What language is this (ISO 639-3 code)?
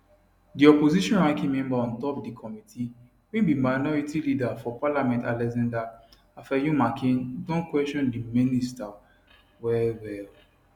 pcm